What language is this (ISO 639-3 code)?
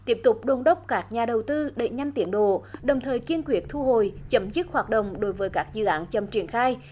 vie